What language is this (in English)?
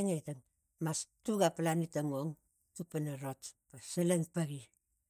Tigak